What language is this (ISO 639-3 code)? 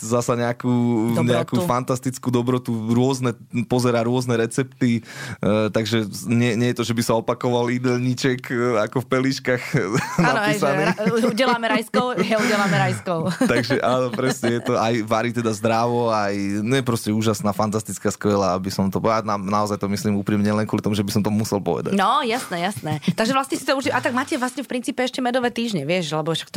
slk